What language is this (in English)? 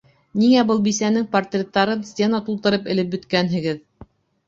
Bashkir